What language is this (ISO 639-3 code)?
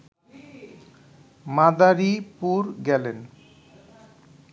ben